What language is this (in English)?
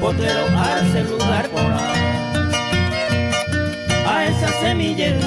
Spanish